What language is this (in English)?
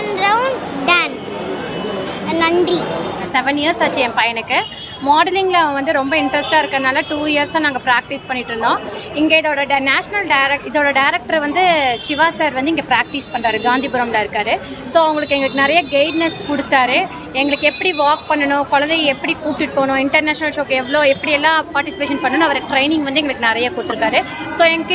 Vietnamese